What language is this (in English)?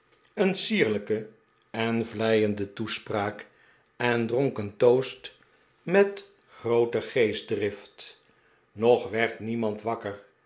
Dutch